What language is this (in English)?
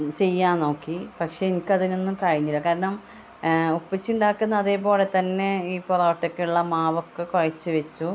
Malayalam